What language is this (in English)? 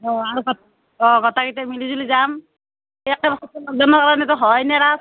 Assamese